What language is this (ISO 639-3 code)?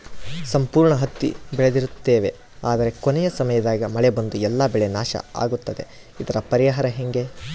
kan